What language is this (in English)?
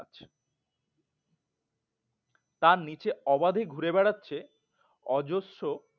Bangla